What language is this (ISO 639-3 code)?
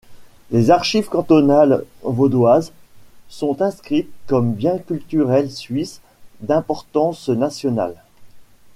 fra